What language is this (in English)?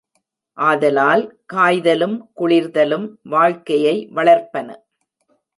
Tamil